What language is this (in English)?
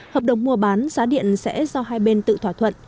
Vietnamese